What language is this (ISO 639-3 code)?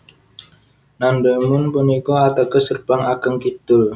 jav